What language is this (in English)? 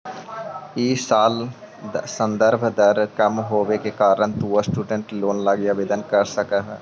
Magahi